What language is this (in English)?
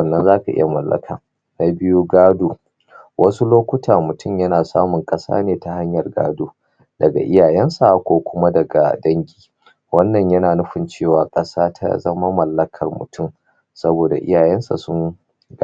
Hausa